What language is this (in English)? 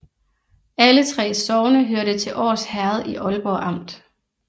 Danish